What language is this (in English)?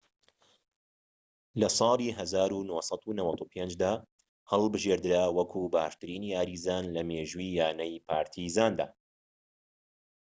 Central Kurdish